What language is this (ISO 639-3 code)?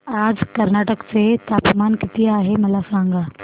mar